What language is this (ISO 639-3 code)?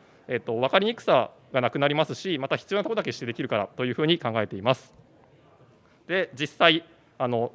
jpn